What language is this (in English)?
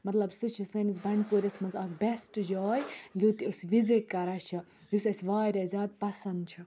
Kashmiri